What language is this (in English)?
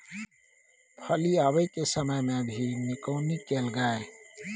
Maithili